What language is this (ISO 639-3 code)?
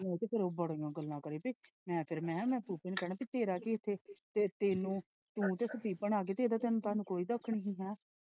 pan